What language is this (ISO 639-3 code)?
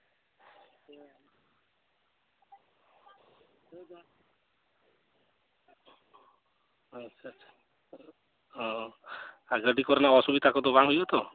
sat